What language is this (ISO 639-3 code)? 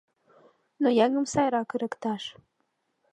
chm